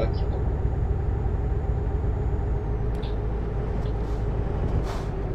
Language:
Polish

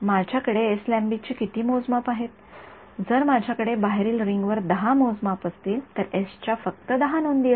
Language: Marathi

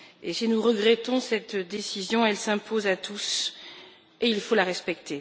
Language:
French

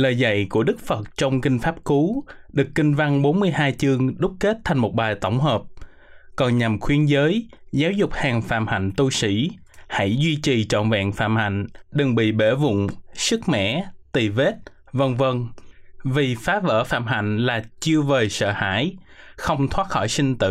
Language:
Vietnamese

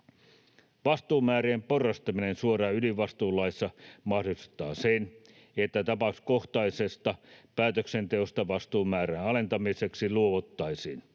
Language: Finnish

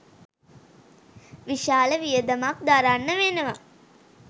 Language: Sinhala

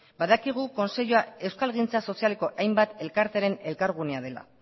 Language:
Basque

